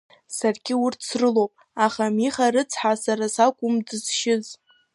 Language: Abkhazian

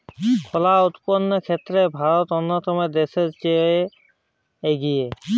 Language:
Bangla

